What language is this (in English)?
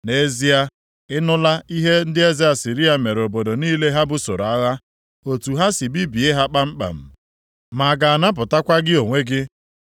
Igbo